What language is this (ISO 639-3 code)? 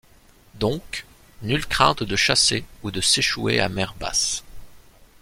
fra